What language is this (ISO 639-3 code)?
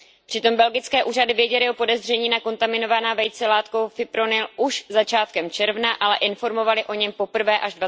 ces